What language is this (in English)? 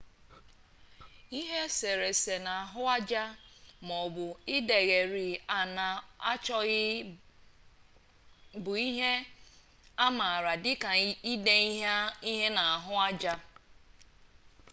Igbo